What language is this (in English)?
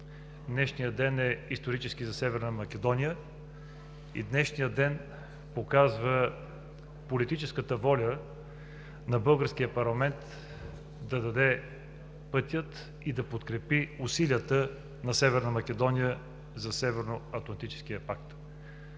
Bulgarian